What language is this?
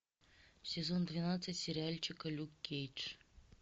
Russian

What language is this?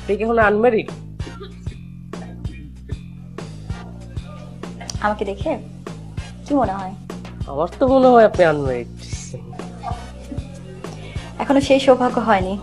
Bangla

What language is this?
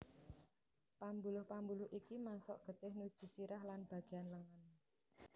Javanese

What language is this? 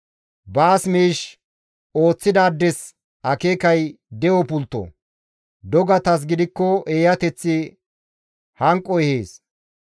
Gamo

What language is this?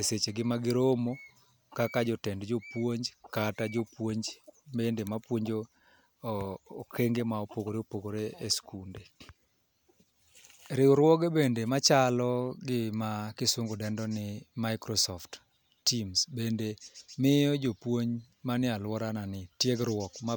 Luo (Kenya and Tanzania)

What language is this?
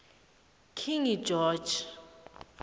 South Ndebele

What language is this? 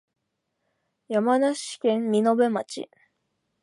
Japanese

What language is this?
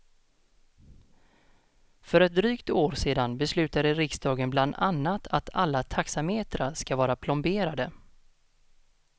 Swedish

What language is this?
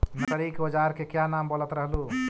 Magahi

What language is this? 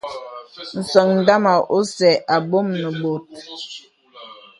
Bebele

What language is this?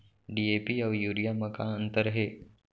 Chhattisgarhi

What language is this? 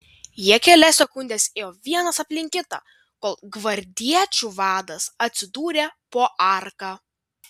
Lithuanian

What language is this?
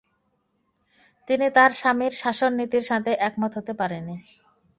Bangla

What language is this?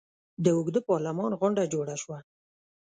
Pashto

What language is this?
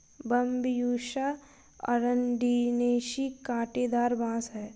Hindi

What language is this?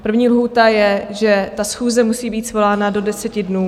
Czech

